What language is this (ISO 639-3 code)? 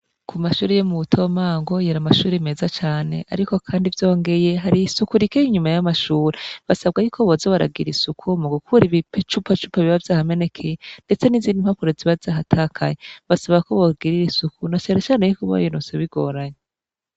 run